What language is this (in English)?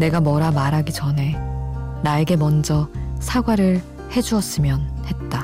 Korean